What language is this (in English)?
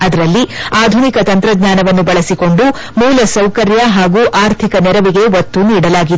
Kannada